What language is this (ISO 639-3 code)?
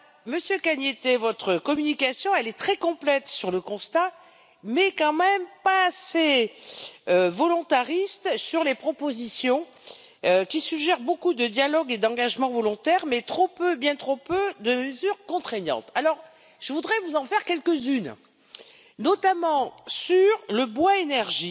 fra